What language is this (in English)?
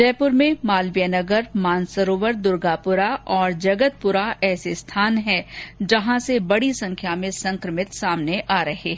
Hindi